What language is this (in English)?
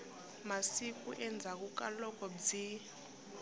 Tsonga